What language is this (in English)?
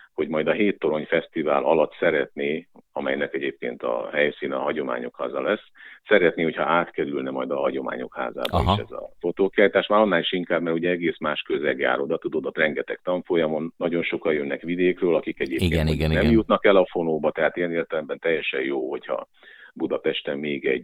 Hungarian